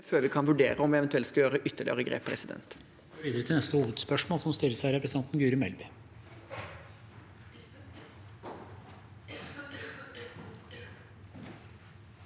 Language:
Norwegian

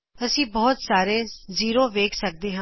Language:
Punjabi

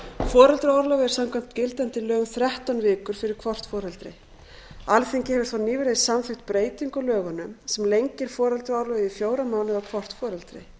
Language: Icelandic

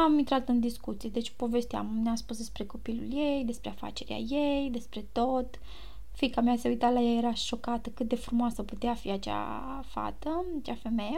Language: Romanian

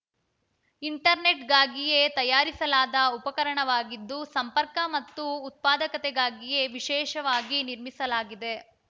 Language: Kannada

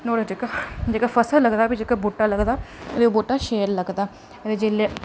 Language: Dogri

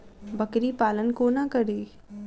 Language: Maithili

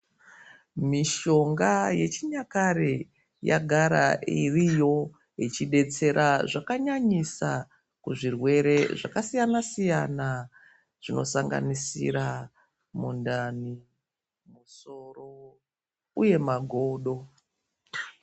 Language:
Ndau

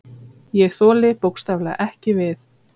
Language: Icelandic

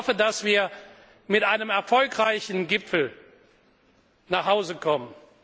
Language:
German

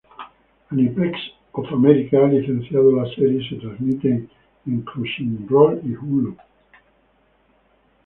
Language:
Spanish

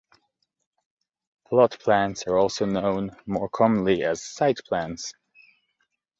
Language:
English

